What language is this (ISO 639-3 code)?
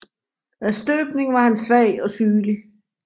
dan